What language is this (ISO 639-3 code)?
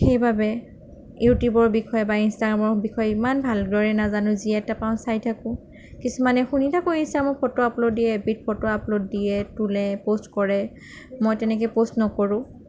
asm